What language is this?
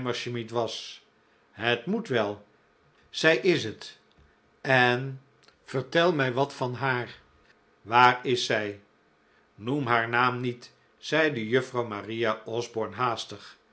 Dutch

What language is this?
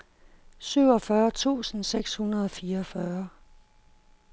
Danish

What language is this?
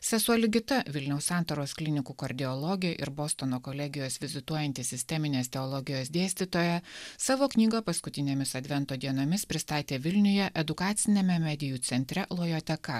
Lithuanian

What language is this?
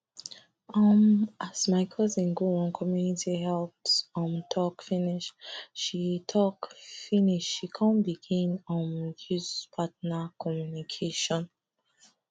Nigerian Pidgin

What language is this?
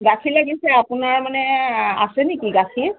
Assamese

